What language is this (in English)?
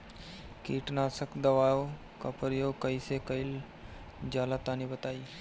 Bhojpuri